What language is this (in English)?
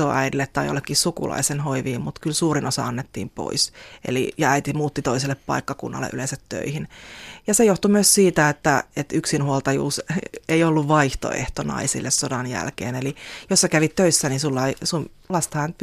Finnish